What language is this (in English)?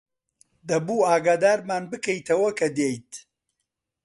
Central Kurdish